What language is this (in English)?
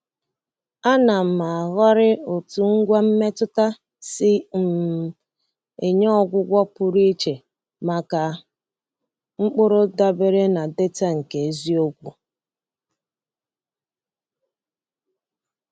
Igbo